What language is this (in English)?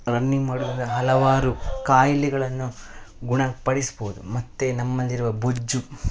Kannada